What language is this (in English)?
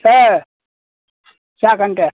Bodo